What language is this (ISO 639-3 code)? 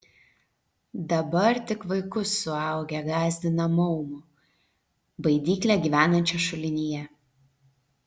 lit